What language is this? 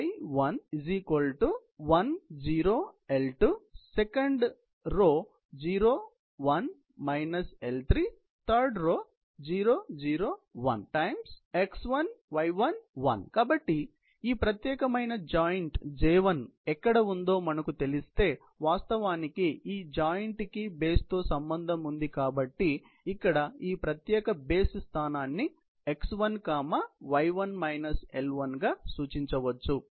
Telugu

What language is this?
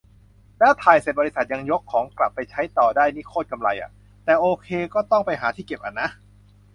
Thai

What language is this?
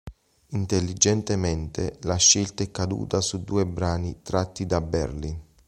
Italian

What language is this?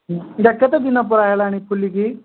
Odia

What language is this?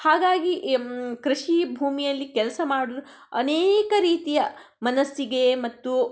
Kannada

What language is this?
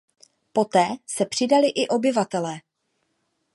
Czech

